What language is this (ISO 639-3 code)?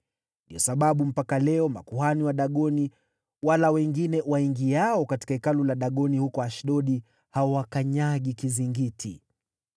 swa